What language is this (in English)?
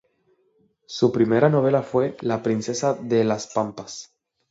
Spanish